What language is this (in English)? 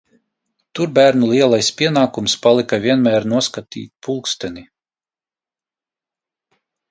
Latvian